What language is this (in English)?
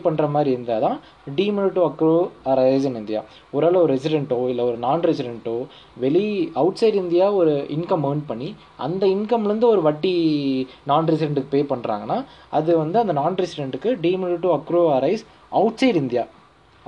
Tamil